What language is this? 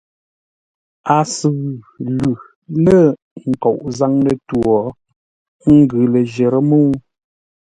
Ngombale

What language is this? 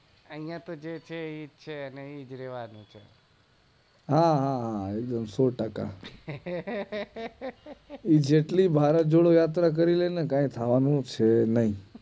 Gujarati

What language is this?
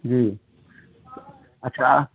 Urdu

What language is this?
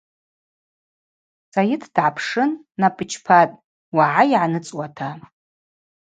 Abaza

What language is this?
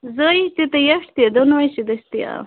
Kashmiri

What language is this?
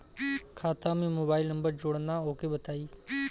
Bhojpuri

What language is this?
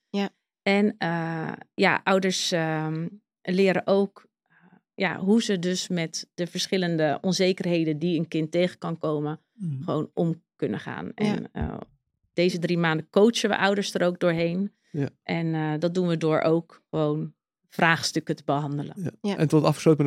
Dutch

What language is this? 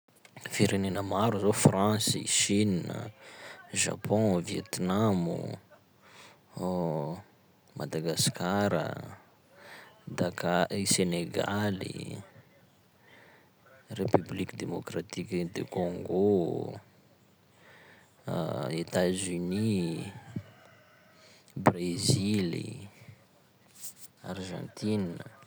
Sakalava Malagasy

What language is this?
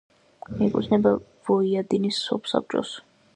Georgian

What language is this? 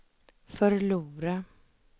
Swedish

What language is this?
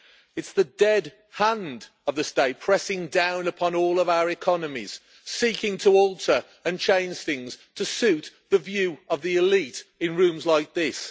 English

